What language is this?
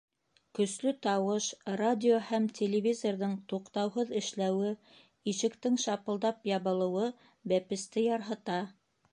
Bashkir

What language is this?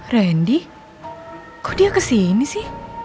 Indonesian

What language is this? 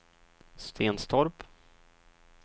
Swedish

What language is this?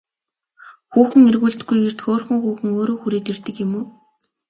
Mongolian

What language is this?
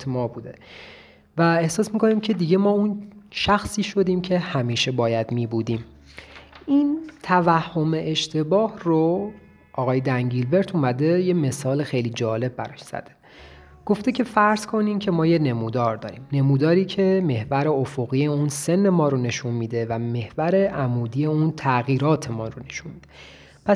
Persian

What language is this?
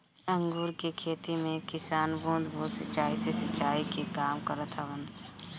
Bhojpuri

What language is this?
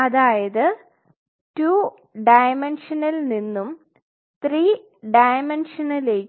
Malayalam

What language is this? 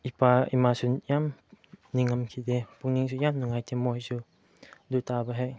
Manipuri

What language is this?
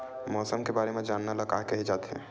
Chhattisgarhi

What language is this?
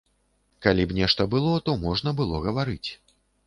Belarusian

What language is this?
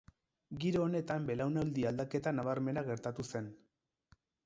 Basque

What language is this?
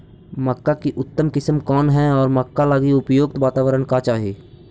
Magahi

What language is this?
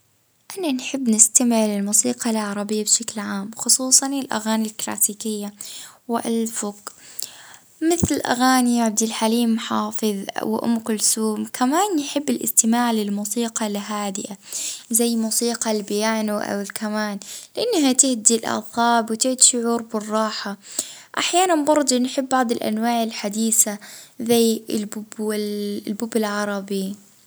Libyan Arabic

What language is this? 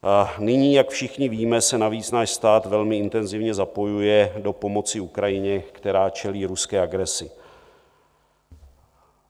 Czech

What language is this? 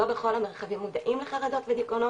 Hebrew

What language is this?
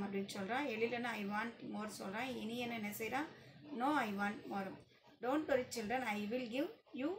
Hindi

